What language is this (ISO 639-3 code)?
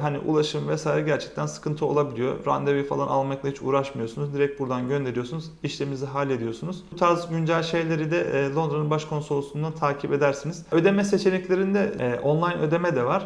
tur